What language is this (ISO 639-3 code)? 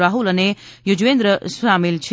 guj